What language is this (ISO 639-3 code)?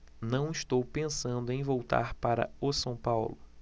por